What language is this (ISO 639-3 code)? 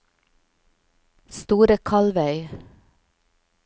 nor